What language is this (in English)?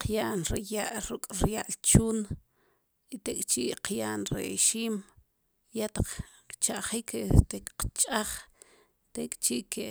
Sipacapense